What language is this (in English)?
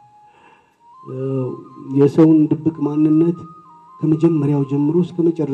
Amharic